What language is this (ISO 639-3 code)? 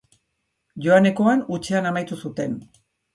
eus